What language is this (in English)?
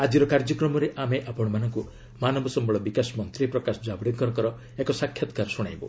Odia